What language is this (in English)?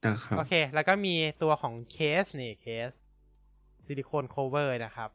Thai